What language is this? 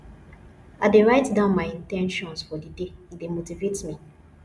Nigerian Pidgin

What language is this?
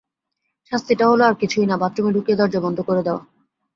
Bangla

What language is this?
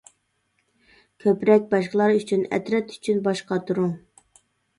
Uyghur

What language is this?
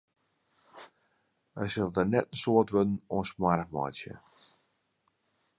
Western Frisian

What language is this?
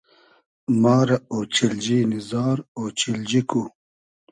Hazaragi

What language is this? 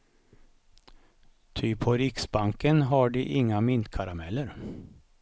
Swedish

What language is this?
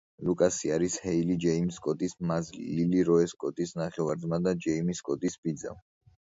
Georgian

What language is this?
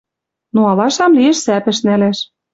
Western Mari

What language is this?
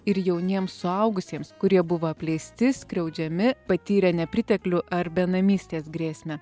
Lithuanian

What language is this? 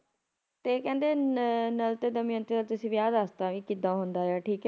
Punjabi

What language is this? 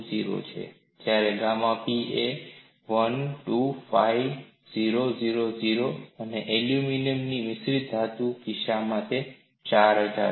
Gujarati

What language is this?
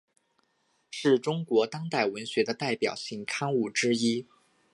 Chinese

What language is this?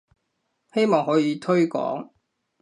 Cantonese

